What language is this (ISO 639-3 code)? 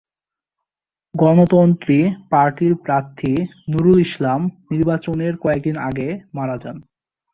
ben